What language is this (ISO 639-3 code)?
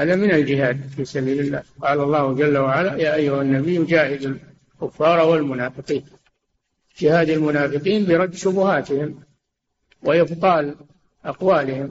ara